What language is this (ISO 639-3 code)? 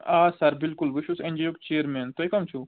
kas